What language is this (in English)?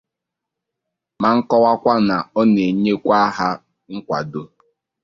Igbo